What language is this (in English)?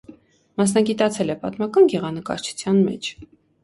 Armenian